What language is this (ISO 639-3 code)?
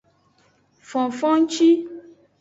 ajg